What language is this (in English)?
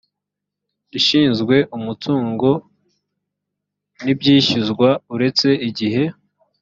Kinyarwanda